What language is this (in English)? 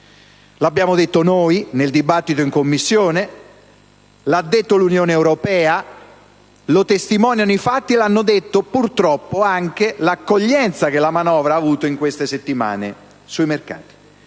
Italian